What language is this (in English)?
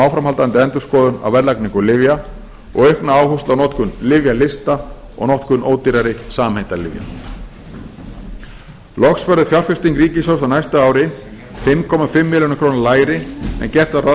Icelandic